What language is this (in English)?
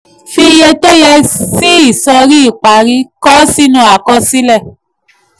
Yoruba